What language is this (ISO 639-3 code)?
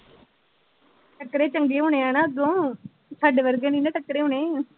pan